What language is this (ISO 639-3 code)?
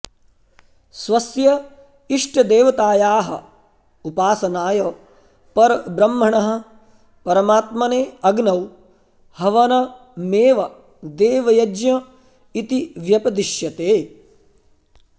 san